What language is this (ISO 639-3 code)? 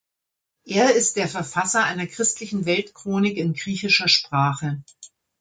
deu